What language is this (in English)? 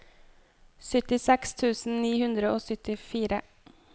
Norwegian